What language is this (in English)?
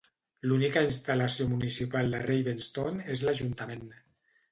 Catalan